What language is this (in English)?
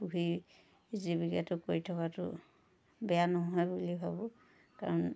Assamese